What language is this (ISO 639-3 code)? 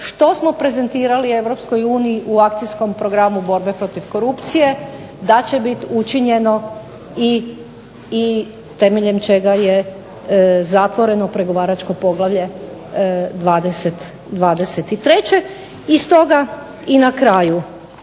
hrv